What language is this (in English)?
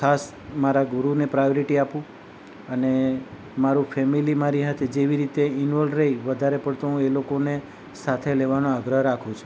Gujarati